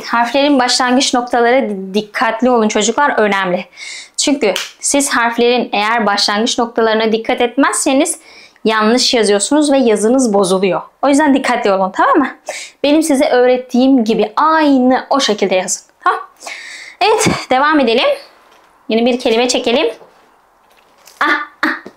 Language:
Turkish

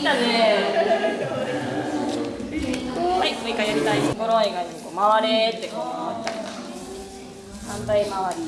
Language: Japanese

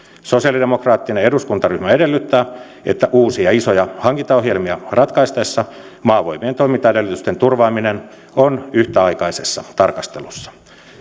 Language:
Finnish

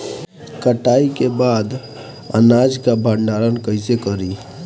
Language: Bhojpuri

